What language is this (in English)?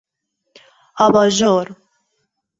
Persian